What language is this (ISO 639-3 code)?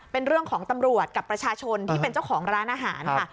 tha